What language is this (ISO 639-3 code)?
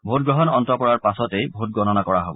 asm